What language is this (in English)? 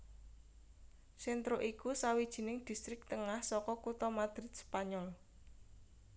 Javanese